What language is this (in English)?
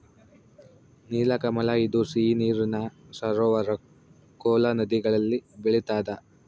Kannada